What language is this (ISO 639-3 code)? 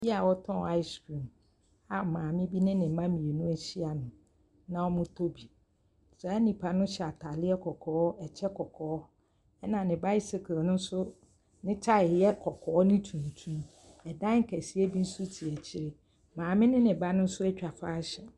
aka